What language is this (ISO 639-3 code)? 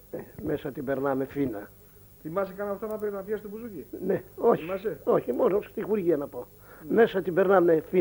ell